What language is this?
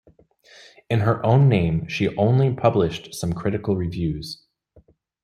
English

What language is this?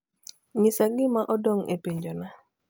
Luo (Kenya and Tanzania)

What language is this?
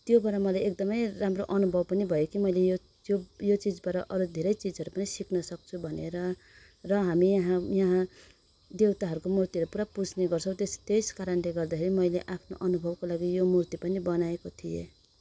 Nepali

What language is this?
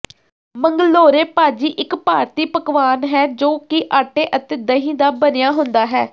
Punjabi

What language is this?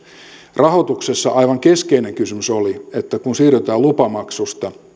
Finnish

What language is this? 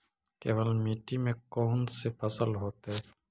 Magahi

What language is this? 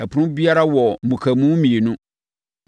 Akan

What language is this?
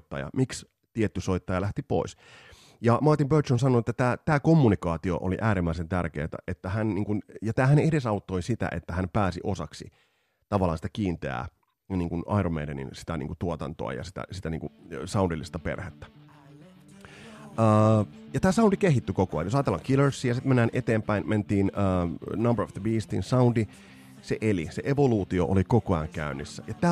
Finnish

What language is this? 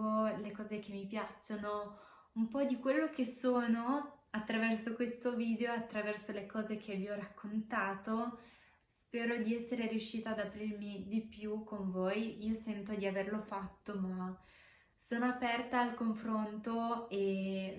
Italian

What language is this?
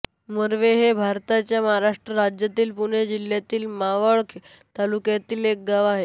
Marathi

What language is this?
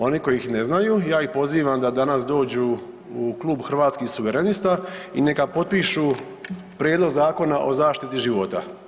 Croatian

